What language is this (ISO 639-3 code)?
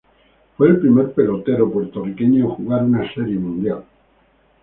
spa